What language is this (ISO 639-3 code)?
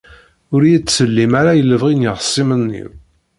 kab